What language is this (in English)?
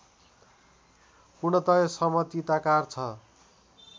Nepali